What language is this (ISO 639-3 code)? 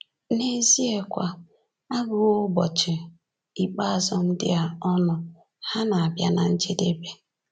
ibo